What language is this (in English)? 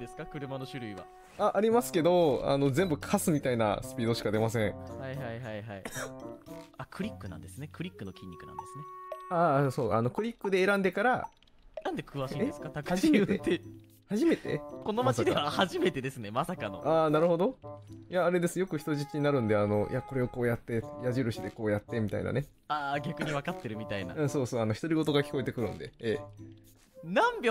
Japanese